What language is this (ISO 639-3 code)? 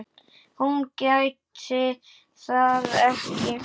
isl